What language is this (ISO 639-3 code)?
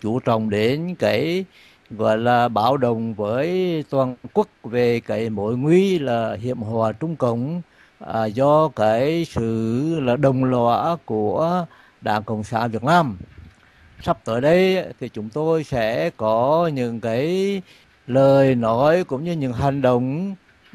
vie